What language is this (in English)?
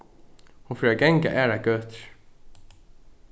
Faroese